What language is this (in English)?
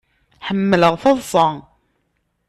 Kabyle